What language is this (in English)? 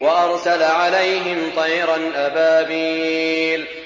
Arabic